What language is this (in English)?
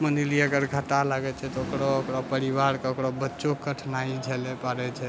Maithili